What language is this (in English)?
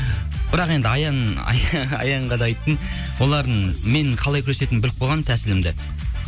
Kazakh